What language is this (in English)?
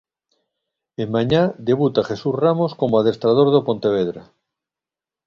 Galician